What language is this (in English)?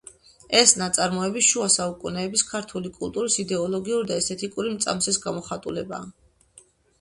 Georgian